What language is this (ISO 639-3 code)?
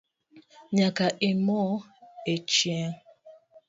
luo